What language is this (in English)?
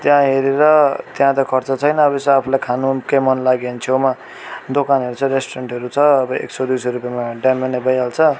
Nepali